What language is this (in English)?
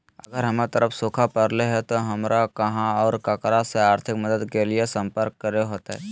Magahi